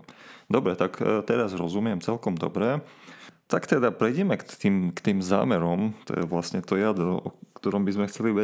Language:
Slovak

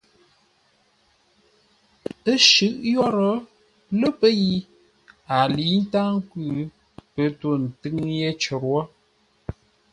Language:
Ngombale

